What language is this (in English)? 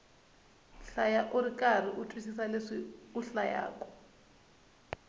Tsonga